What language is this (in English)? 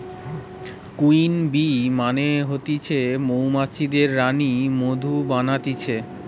Bangla